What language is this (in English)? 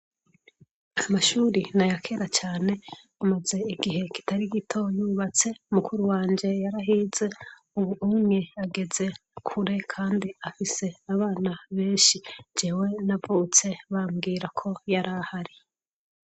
Rundi